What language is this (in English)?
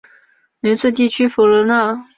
Chinese